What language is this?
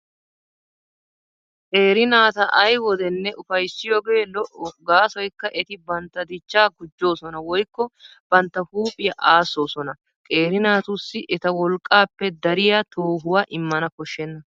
Wolaytta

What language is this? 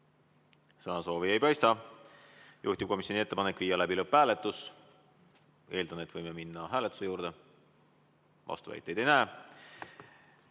Estonian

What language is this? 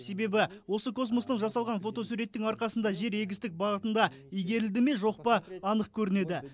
Kazakh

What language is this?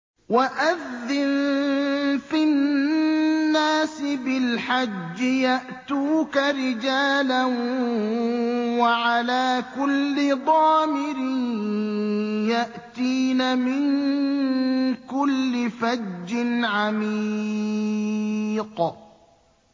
Arabic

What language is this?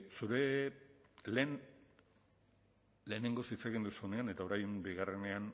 Basque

